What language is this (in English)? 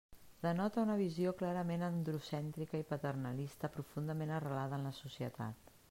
Catalan